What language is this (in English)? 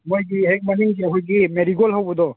Manipuri